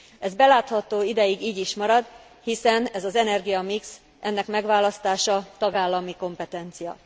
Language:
Hungarian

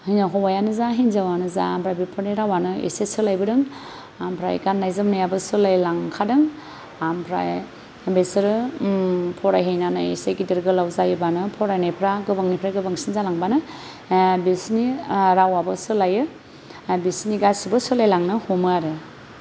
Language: Bodo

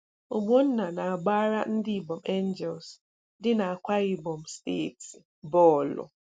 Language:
Igbo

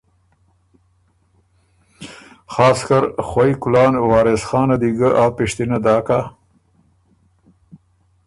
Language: Ormuri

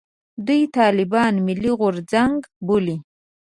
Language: Pashto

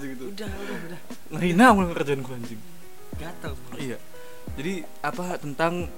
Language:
Indonesian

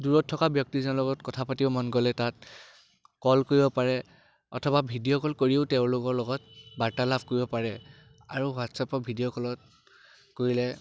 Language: Assamese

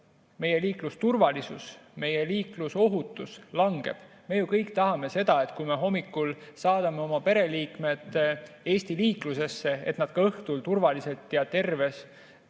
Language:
Estonian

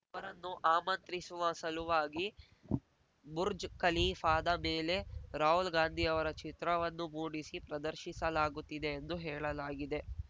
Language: Kannada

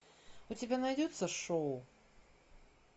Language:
Russian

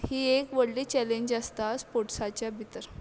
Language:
Konkani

